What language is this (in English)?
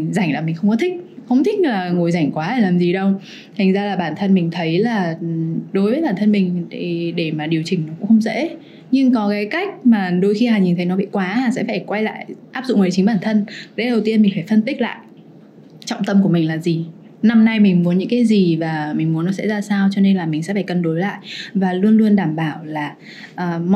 Vietnamese